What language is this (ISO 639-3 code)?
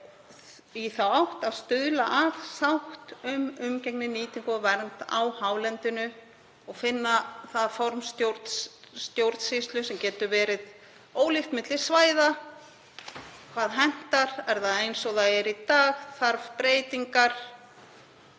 isl